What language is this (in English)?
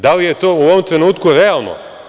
Serbian